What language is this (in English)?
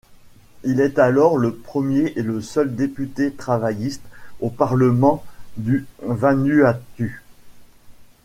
French